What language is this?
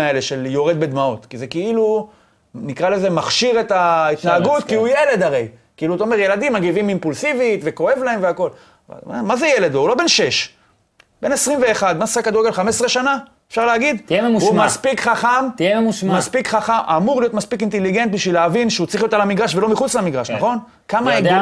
Hebrew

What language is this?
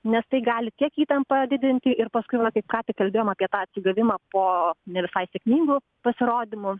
Lithuanian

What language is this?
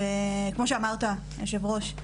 Hebrew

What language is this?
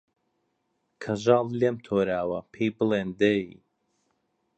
Central Kurdish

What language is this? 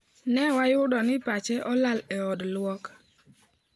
Luo (Kenya and Tanzania)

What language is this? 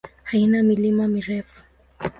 Swahili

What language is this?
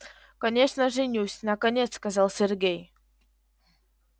Russian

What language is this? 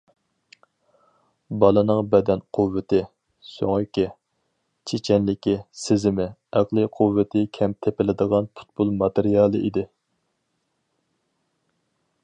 Uyghur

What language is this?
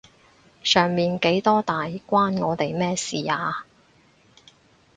Cantonese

